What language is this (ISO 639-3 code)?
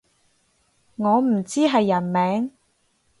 yue